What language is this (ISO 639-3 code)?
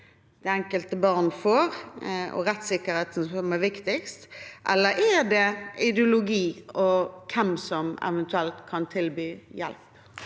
nor